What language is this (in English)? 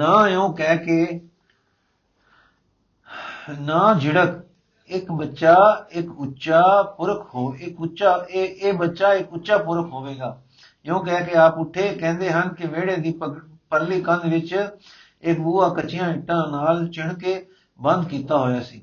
Punjabi